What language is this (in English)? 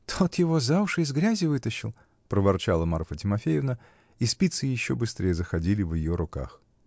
Russian